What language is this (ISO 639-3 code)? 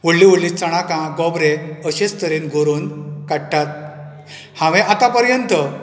kok